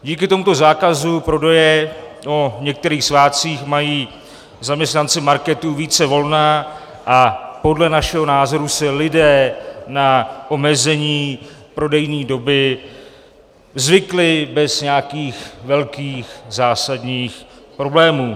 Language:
Czech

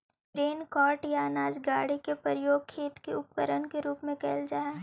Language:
Magahi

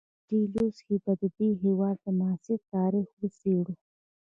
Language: Pashto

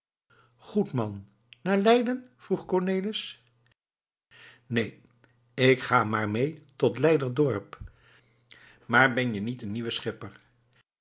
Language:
Dutch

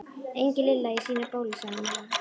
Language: Icelandic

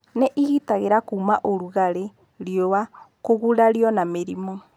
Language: Kikuyu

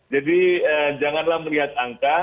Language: Indonesian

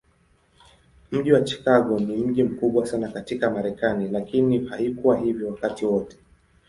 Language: Swahili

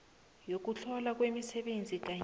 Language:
South Ndebele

